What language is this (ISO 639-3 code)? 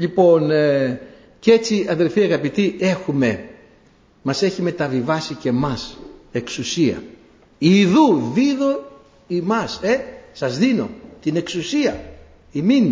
ell